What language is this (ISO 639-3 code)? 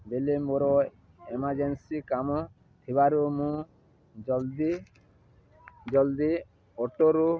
ori